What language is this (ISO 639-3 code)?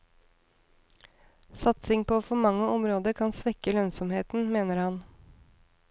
nor